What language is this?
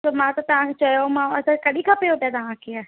Sindhi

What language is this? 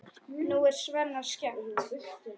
Icelandic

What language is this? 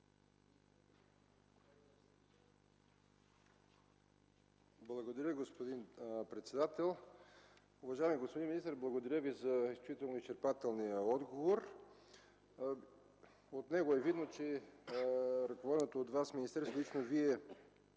Bulgarian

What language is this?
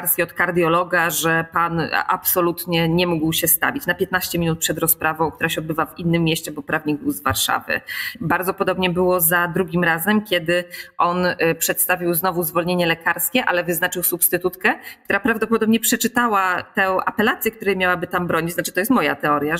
Polish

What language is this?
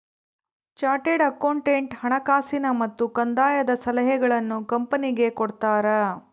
Kannada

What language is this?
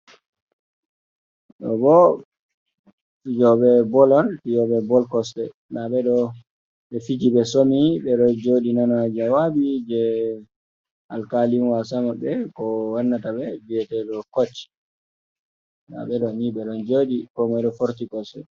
Fula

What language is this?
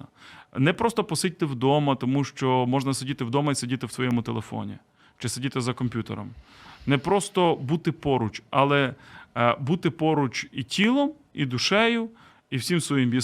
Ukrainian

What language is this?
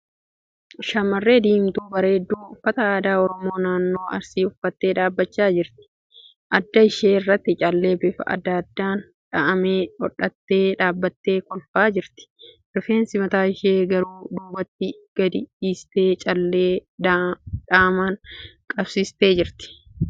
Oromo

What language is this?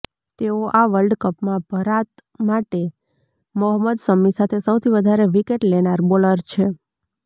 Gujarati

